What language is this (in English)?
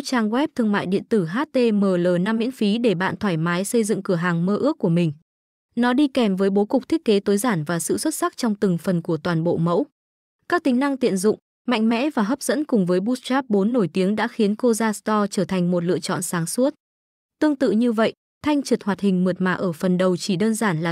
Vietnamese